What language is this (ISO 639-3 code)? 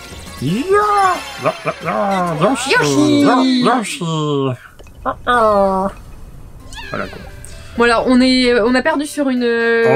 fra